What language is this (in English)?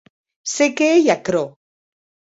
Occitan